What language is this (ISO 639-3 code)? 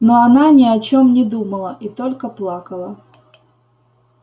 rus